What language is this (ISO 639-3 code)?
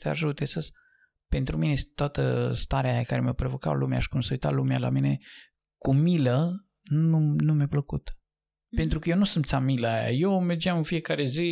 ron